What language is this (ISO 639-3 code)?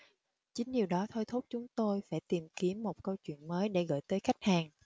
vie